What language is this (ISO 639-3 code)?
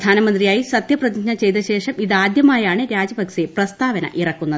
mal